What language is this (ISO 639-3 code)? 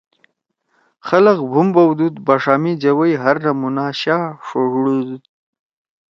trw